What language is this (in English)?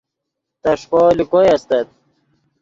Yidgha